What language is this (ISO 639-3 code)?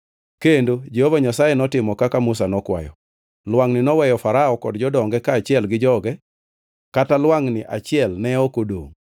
luo